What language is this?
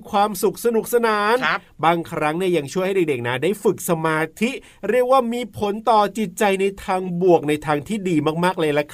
Thai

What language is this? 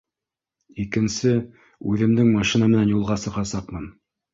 Bashkir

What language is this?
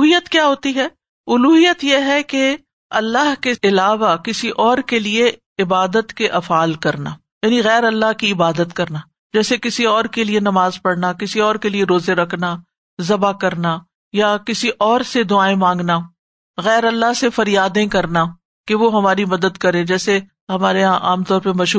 Urdu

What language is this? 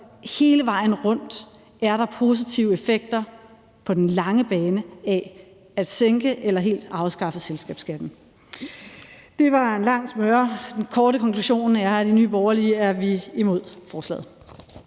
Danish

